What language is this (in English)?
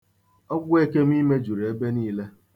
Igbo